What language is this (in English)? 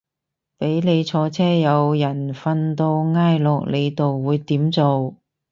Cantonese